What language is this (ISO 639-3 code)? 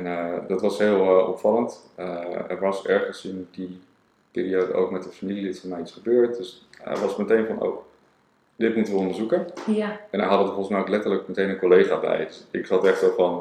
nld